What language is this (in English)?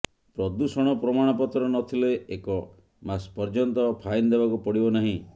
Odia